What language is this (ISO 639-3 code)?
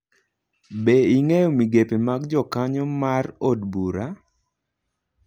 luo